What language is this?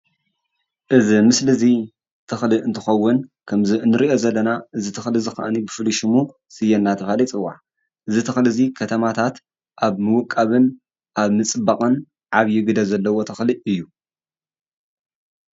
Tigrinya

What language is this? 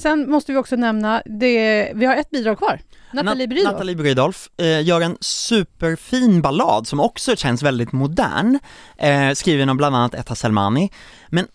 Swedish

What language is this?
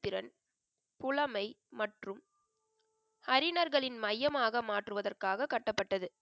Tamil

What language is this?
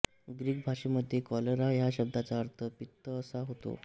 Marathi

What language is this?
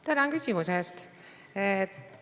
Estonian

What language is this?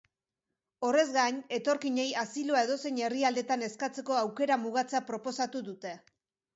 Basque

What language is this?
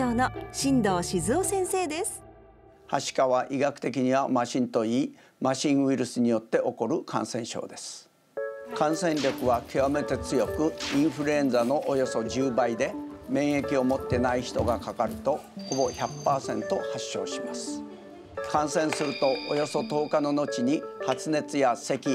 Japanese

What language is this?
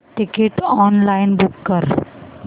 Marathi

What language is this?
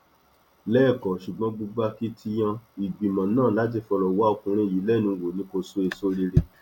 Yoruba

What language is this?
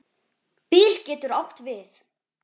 Icelandic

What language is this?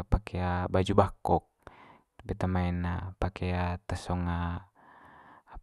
Manggarai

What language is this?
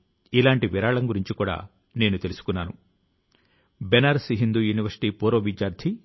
Telugu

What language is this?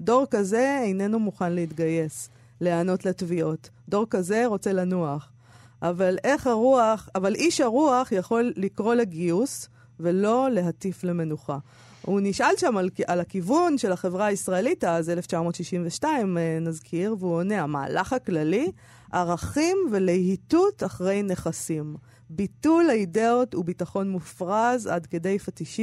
Hebrew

